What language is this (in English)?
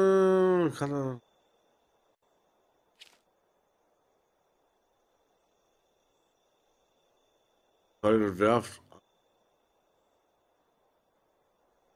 German